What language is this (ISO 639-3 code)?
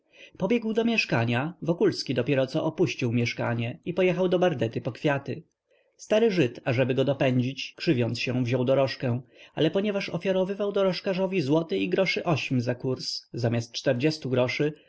pol